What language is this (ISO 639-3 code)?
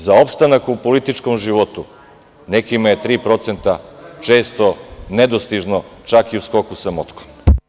srp